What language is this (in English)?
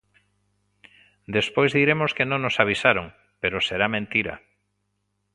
Galician